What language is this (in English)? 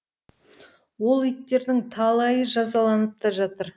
Kazakh